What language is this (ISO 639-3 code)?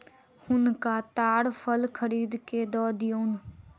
mai